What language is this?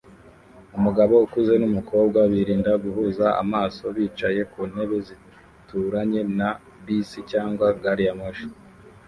Kinyarwanda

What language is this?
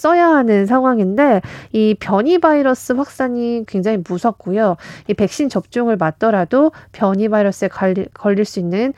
Korean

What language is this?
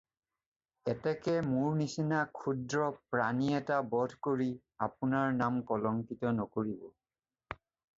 Assamese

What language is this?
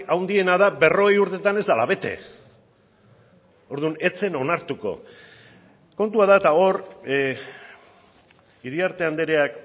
Basque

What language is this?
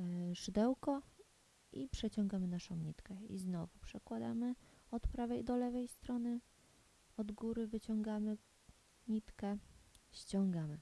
Polish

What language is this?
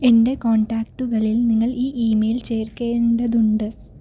Malayalam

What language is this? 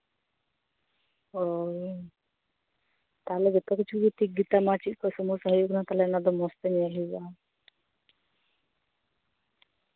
Santali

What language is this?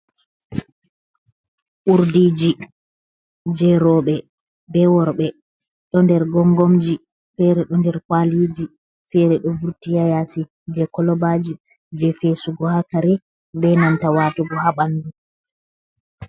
Fula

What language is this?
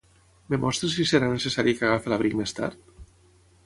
Catalan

